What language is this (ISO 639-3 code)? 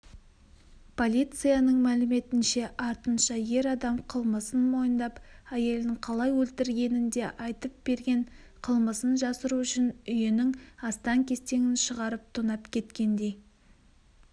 kaz